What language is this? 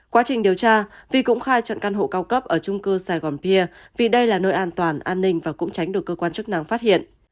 Vietnamese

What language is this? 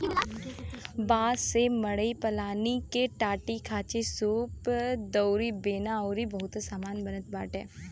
Bhojpuri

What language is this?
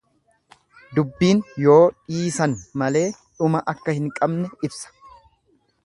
Oromo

